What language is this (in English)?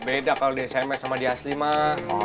Indonesian